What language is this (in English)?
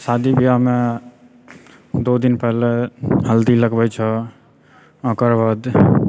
Maithili